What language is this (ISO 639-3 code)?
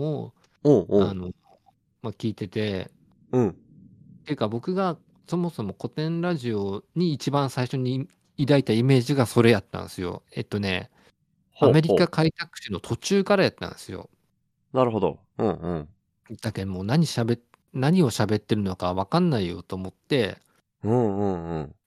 jpn